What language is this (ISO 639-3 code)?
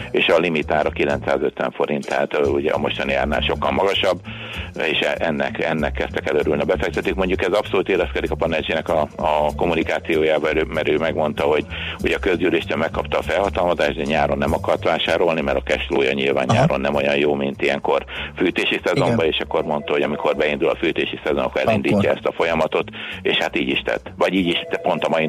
hun